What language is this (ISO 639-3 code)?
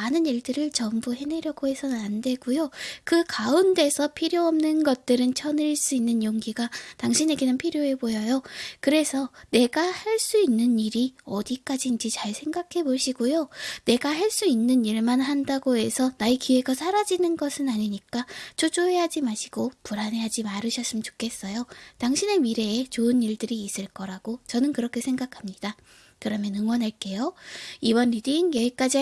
kor